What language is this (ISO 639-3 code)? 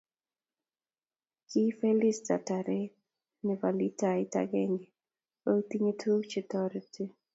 kln